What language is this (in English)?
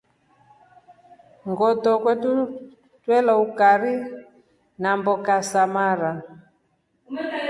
Rombo